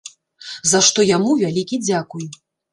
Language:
Belarusian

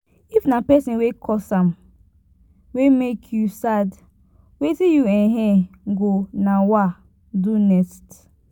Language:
Nigerian Pidgin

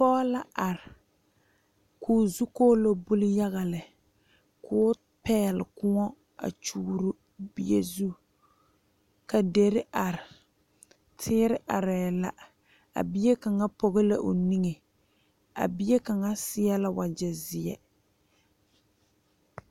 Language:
Southern Dagaare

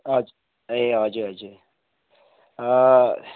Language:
Nepali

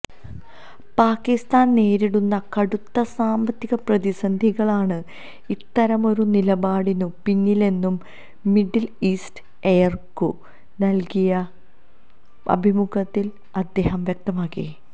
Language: Malayalam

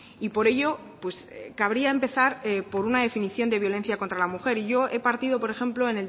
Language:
Spanish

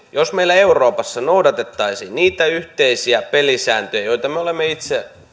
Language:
Finnish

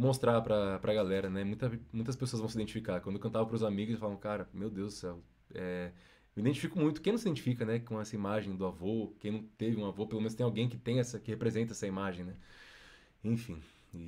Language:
Portuguese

